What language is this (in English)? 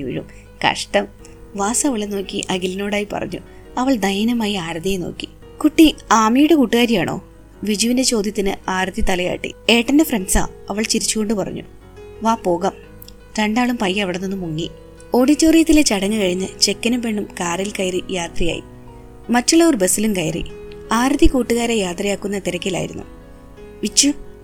Malayalam